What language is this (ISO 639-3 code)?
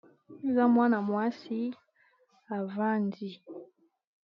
lin